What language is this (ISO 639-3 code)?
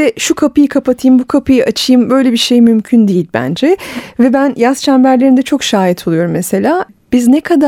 tur